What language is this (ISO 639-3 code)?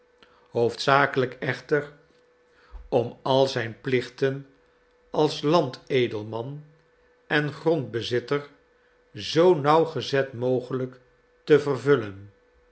nld